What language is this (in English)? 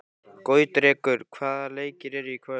Icelandic